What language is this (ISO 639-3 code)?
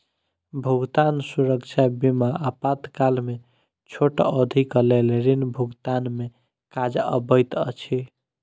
mai